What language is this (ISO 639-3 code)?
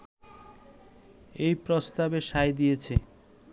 ben